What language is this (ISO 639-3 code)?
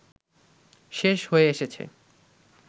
ben